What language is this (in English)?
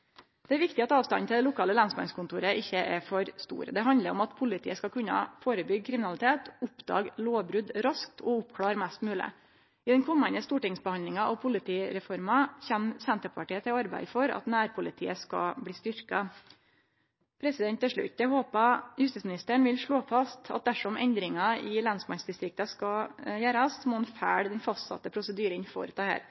Norwegian Nynorsk